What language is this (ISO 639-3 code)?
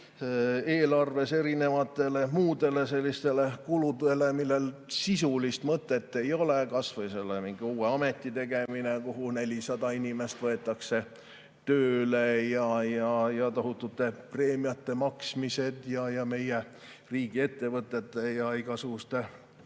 est